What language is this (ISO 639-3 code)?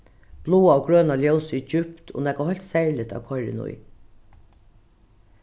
fao